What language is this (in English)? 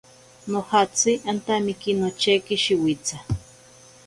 Ashéninka Perené